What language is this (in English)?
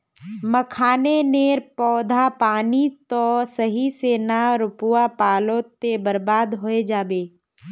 Magahi